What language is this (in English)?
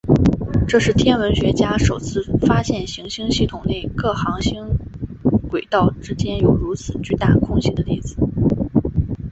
Chinese